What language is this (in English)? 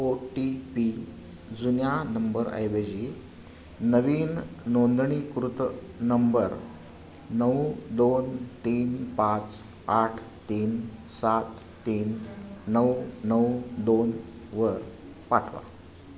Marathi